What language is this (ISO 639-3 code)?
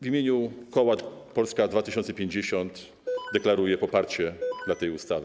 pol